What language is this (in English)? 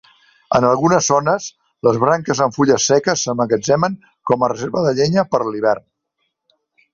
Catalan